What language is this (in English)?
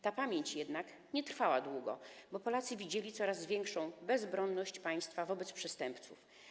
Polish